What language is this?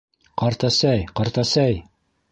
Bashkir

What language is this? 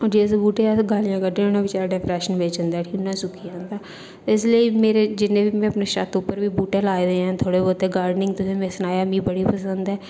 Dogri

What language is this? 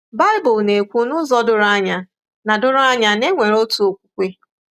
Igbo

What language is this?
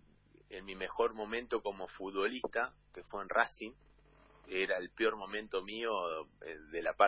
Spanish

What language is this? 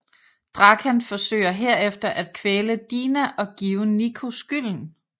Danish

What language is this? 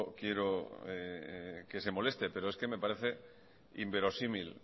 Spanish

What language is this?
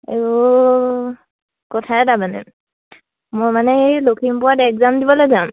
Assamese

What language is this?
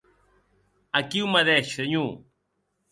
Occitan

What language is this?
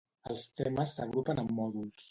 Catalan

